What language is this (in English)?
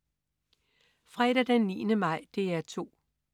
Danish